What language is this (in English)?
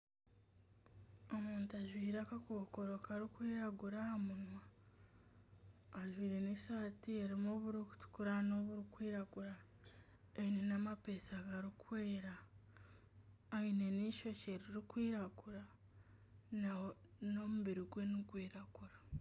Nyankole